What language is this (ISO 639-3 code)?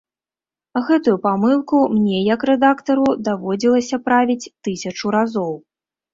bel